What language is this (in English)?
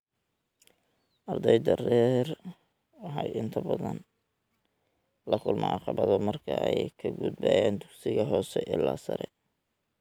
Somali